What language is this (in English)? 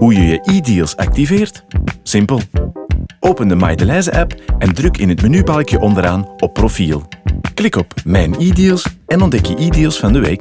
Dutch